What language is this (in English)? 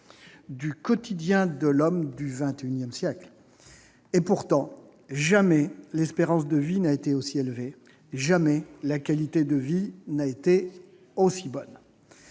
French